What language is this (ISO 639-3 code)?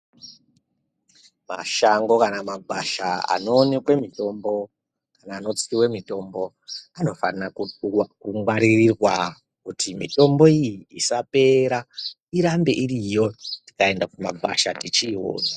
ndc